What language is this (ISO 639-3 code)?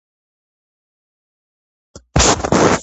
kat